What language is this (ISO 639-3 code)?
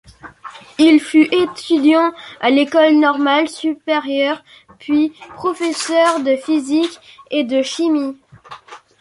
fra